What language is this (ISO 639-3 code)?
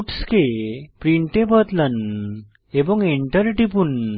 ben